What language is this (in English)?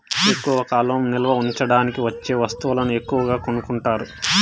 Telugu